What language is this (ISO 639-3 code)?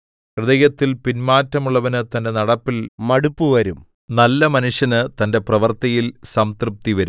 mal